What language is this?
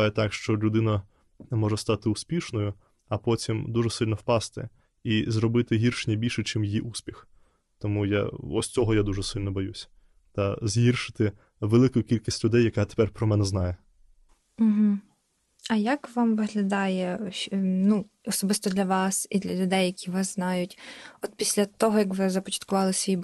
Ukrainian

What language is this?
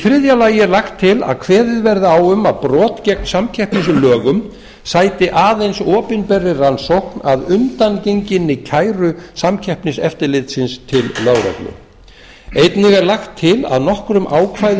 Icelandic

